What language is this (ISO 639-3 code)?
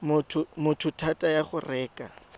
tsn